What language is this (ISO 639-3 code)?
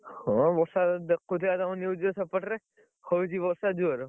ori